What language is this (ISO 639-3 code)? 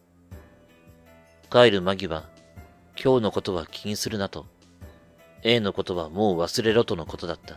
jpn